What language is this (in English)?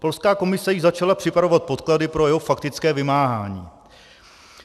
Czech